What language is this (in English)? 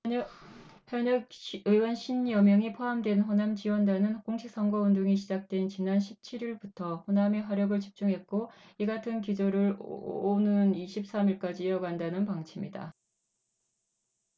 Korean